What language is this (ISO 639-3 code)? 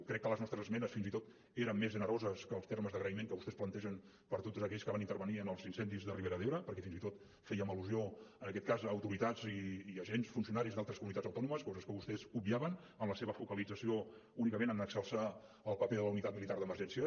cat